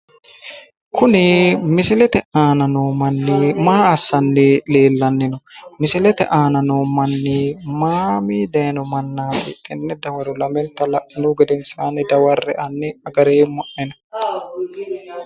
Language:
Sidamo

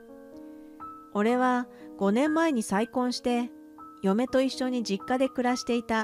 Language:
Japanese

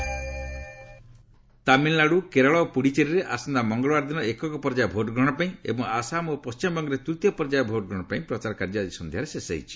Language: Odia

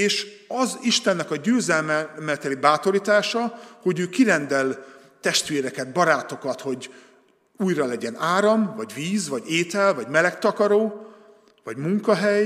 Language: Hungarian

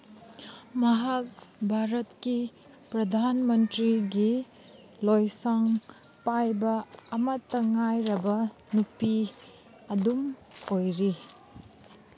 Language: Manipuri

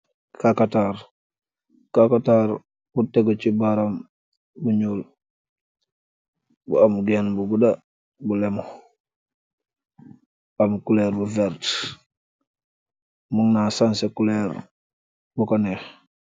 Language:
Wolof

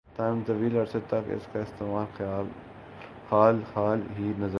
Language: Urdu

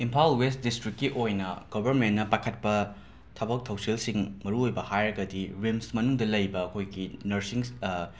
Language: Manipuri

